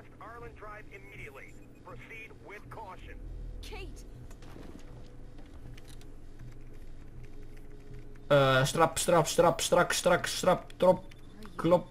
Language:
Bulgarian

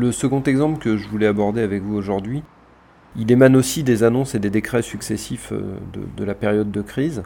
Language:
French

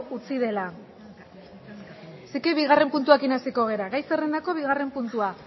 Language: Basque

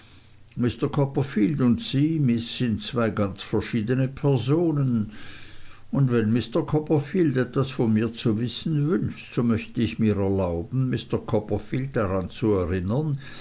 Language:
German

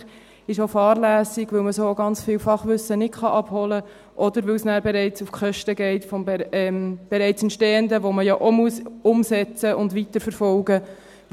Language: Swiss German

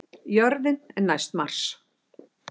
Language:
Icelandic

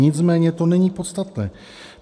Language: Czech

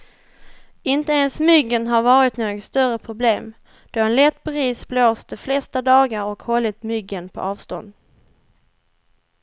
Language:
Swedish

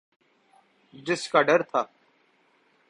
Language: Urdu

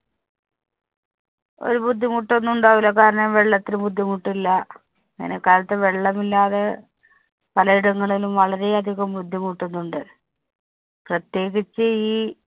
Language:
Malayalam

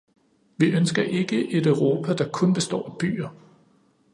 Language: Danish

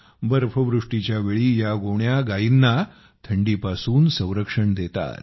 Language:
Marathi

